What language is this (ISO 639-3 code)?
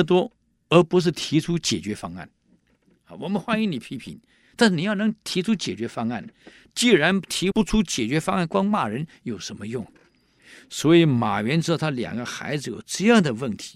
zho